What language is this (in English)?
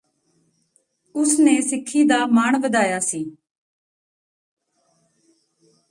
Punjabi